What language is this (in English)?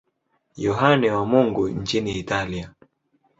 Swahili